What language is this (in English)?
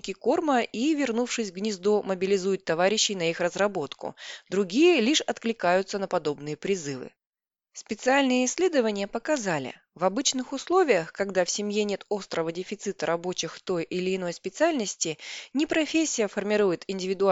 Russian